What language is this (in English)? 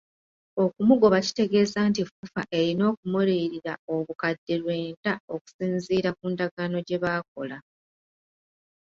Ganda